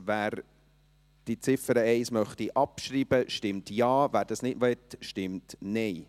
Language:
Swiss German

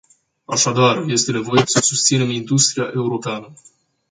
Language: Romanian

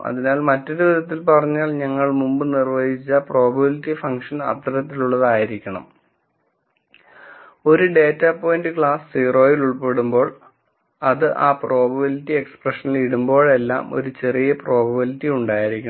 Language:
Malayalam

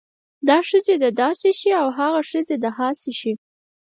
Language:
Pashto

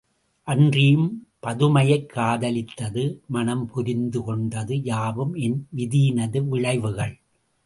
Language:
Tamil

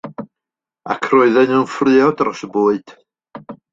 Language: Welsh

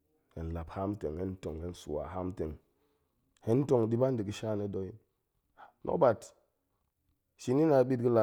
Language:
Goemai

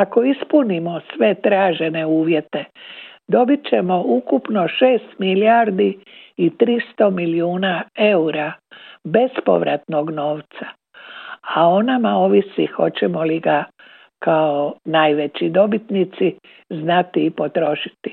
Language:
Croatian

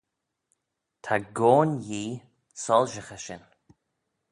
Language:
Manx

